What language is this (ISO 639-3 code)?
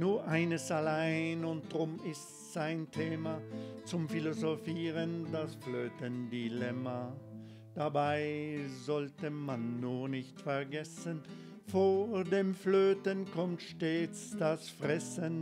deu